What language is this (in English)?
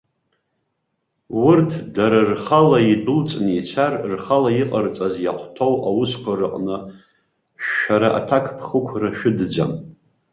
Abkhazian